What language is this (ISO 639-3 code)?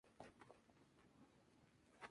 spa